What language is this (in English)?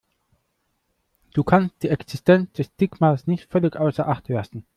German